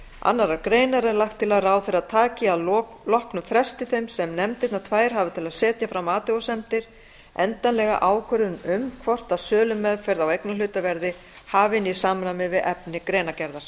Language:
Icelandic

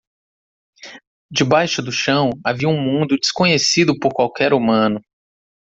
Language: Portuguese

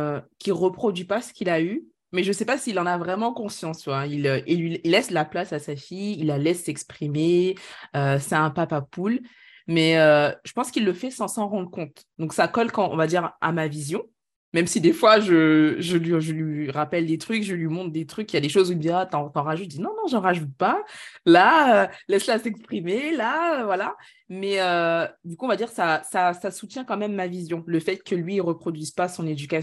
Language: French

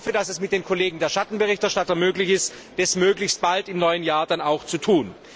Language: German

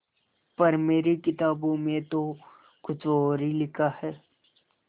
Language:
Hindi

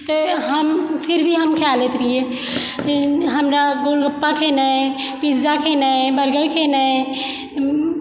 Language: Maithili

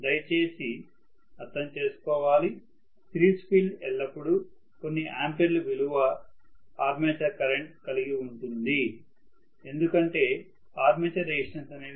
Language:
Telugu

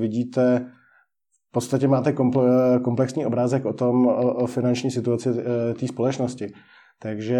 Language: Czech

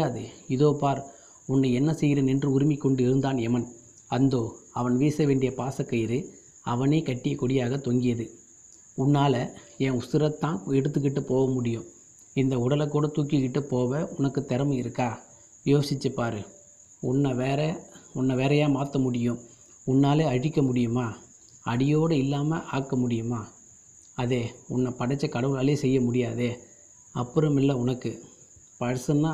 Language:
Tamil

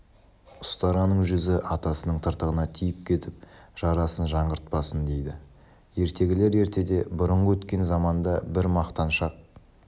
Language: Kazakh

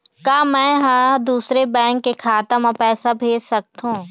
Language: Chhattisgarhi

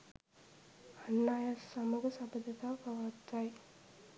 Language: Sinhala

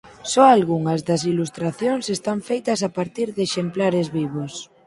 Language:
Galician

